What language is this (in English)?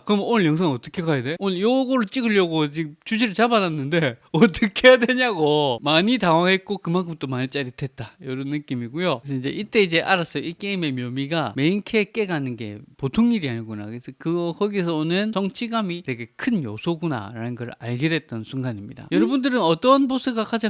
Korean